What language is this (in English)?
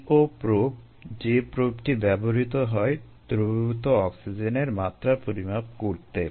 Bangla